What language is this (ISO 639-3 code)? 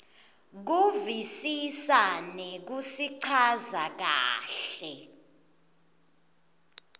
ssw